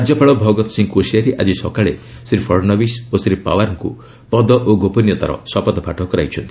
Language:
Odia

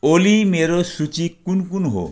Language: Nepali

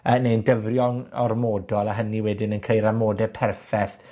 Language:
Welsh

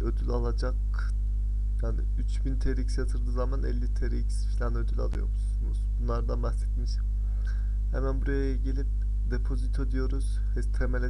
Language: Turkish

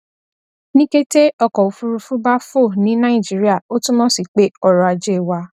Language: Yoruba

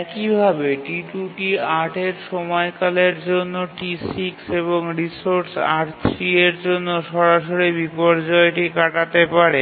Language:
Bangla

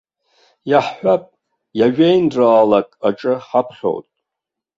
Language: Abkhazian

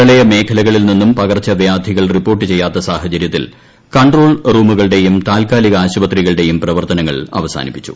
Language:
Malayalam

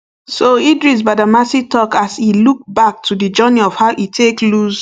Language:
Nigerian Pidgin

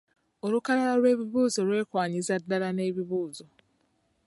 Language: Ganda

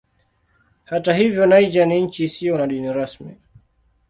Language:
Swahili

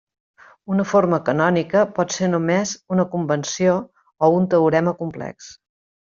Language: Catalan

